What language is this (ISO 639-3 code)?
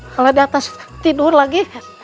ind